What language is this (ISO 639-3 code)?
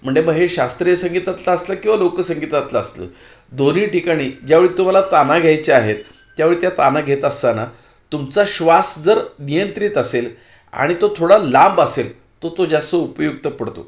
mar